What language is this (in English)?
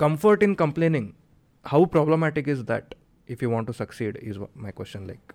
Kannada